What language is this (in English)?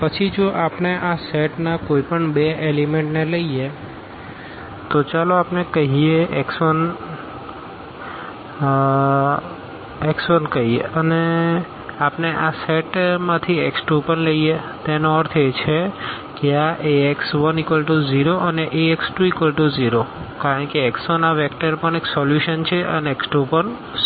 Gujarati